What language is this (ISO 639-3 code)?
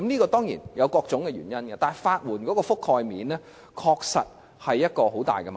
yue